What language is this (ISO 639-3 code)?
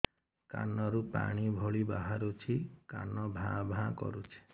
ori